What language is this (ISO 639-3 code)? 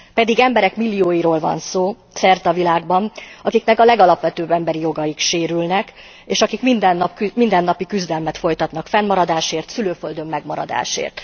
hun